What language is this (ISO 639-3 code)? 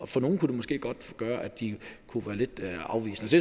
dan